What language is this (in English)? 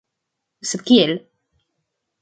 Esperanto